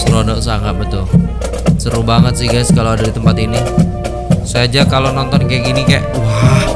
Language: Indonesian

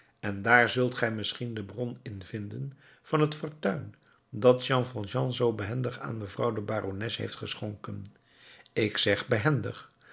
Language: Dutch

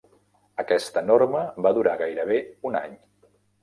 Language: Catalan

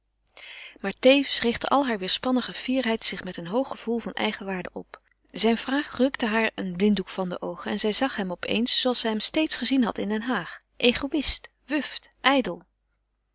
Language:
Dutch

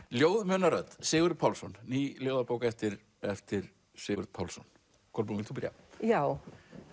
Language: Icelandic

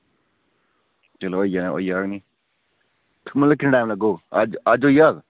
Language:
Dogri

